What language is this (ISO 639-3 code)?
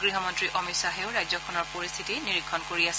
asm